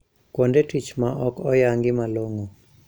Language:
Luo (Kenya and Tanzania)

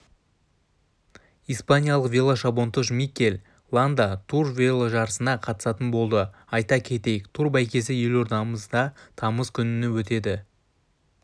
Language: Kazakh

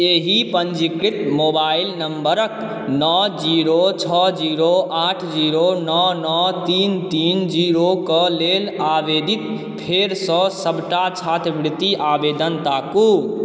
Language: Maithili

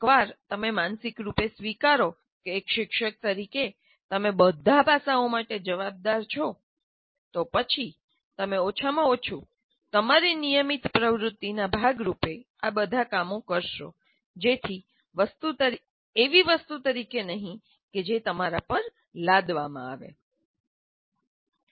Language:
Gujarati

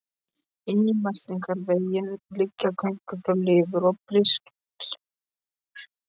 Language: Icelandic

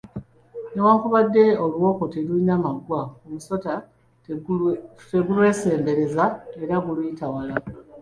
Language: Ganda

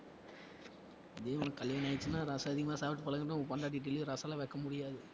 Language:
Tamil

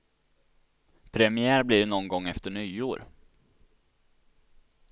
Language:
Swedish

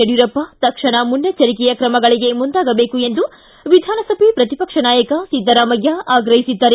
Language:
Kannada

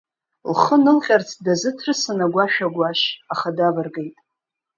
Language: Abkhazian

